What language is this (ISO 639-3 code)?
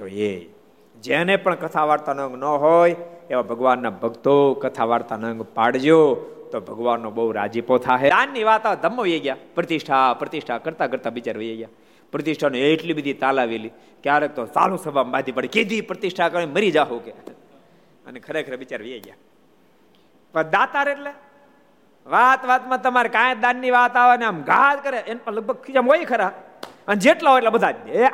guj